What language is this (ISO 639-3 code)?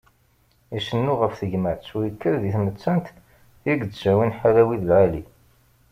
kab